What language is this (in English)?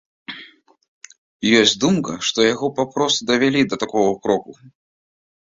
Belarusian